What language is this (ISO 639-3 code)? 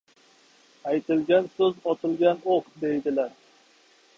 uzb